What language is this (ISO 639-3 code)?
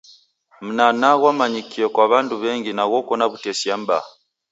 dav